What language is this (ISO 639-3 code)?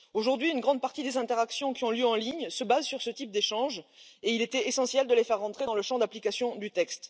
fra